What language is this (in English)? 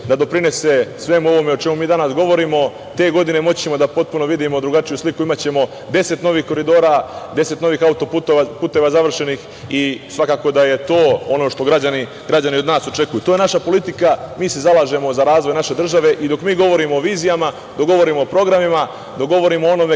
Serbian